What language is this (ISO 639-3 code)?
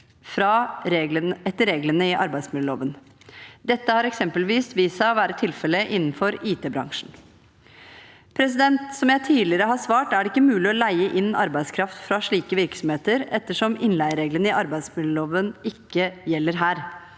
nor